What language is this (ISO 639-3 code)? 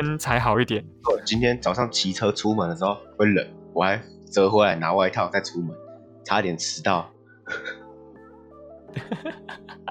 zho